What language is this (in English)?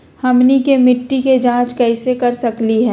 Magahi